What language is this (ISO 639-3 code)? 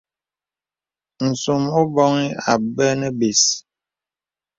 beb